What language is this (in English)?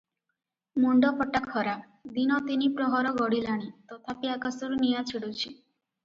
Odia